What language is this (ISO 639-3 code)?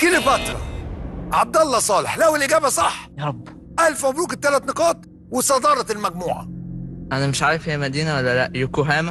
ara